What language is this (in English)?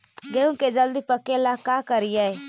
Magahi